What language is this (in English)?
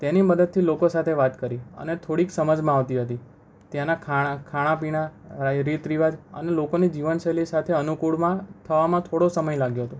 Gujarati